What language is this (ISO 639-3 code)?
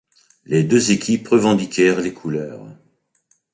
fra